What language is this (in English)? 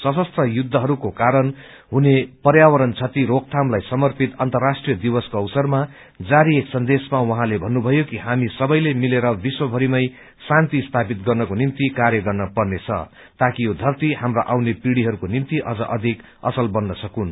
Nepali